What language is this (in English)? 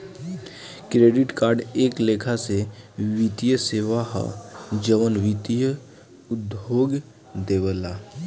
Bhojpuri